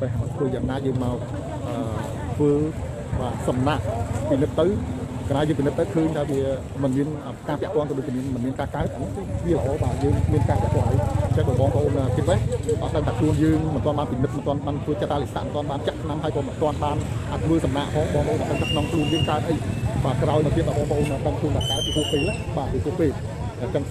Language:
Thai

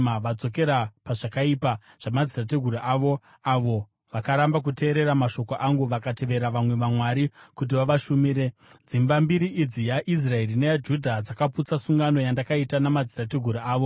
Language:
Shona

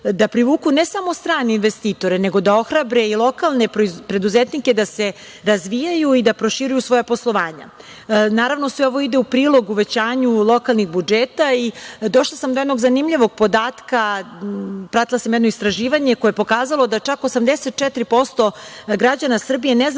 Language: Serbian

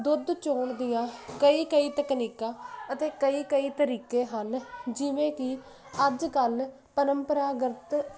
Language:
Punjabi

